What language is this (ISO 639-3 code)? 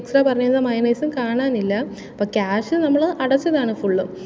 mal